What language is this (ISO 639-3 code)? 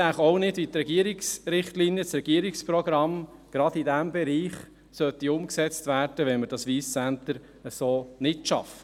gsw